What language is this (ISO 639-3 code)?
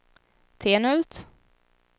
swe